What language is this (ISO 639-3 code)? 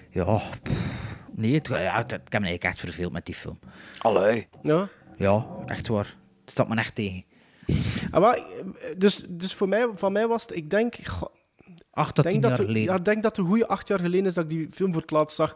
nld